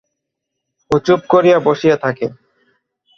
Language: Bangla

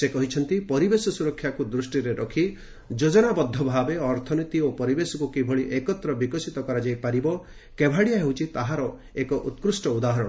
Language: Odia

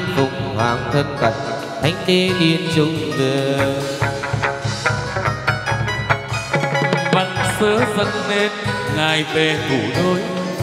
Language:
Vietnamese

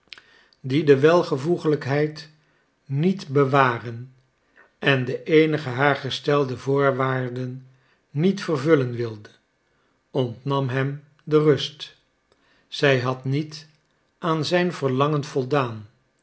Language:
Dutch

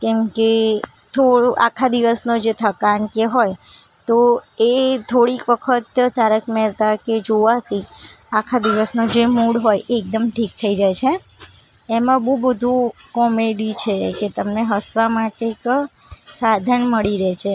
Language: Gujarati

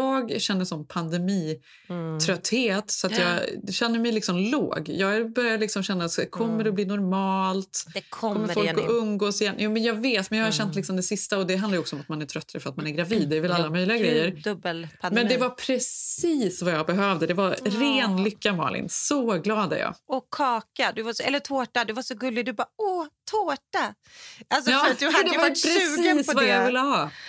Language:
Swedish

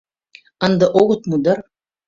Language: Mari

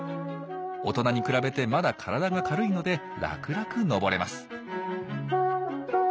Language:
Japanese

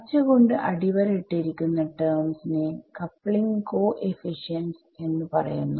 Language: Malayalam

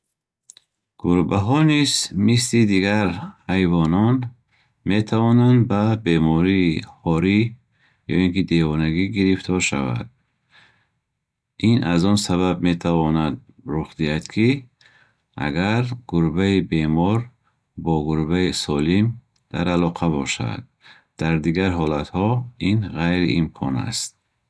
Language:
Bukharic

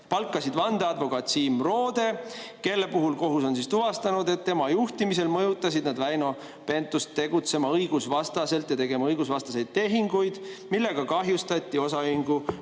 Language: Estonian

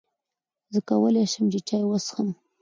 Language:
Pashto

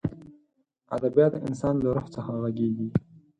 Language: Pashto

